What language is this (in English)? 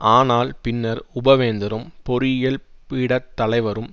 Tamil